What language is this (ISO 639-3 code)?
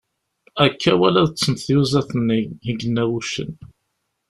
kab